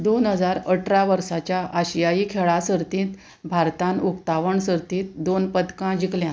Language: Konkani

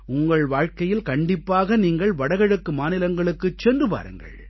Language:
Tamil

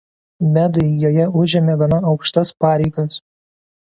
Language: Lithuanian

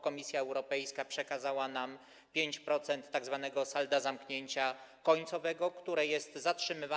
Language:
Polish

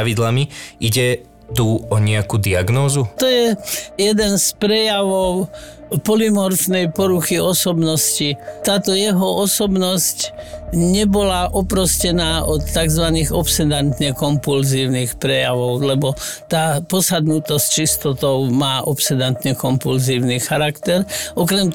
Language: Slovak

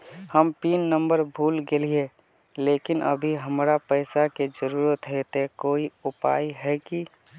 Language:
Magahi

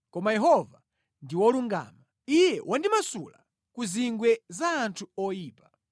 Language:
Nyanja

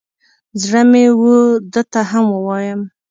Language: Pashto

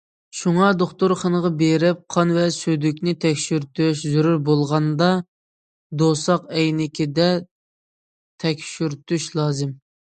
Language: Uyghur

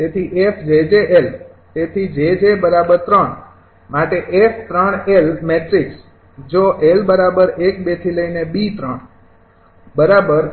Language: Gujarati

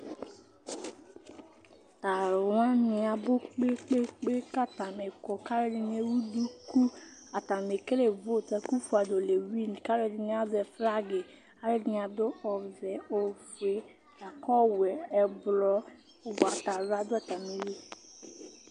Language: Ikposo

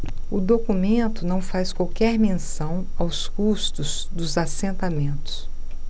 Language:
Portuguese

